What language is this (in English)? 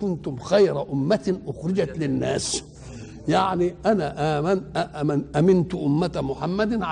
Arabic